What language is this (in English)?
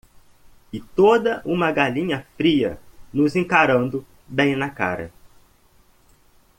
Portuguese